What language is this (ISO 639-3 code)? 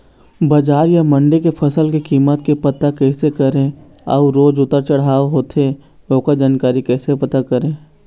hne